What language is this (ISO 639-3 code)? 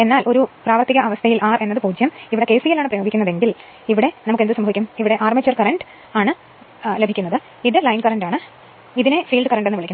mal